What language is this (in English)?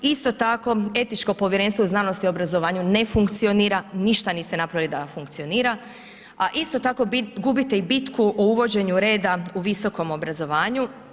Croatian